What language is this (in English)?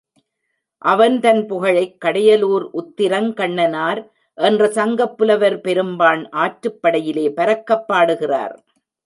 Tamil